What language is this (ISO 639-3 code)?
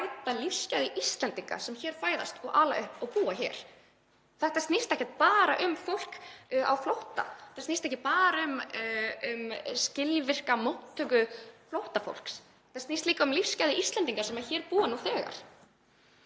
isl